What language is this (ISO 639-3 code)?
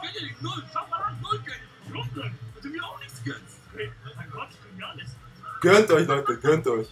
deu